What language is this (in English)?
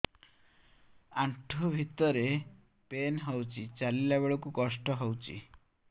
Odia